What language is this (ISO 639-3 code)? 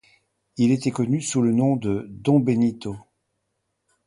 fra